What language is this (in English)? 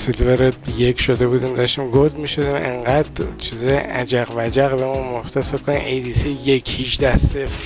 Persian